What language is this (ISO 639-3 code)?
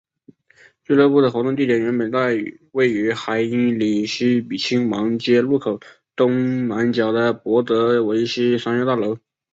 zho